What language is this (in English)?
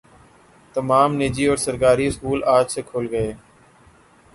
Urdu